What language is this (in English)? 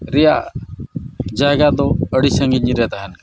Santali